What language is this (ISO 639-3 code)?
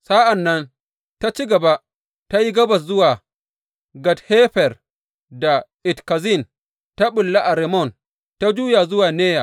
hau